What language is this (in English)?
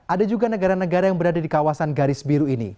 Indonesian